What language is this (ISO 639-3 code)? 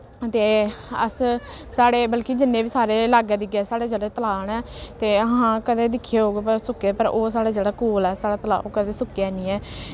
doi